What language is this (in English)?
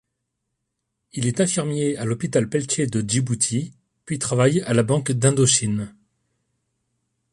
French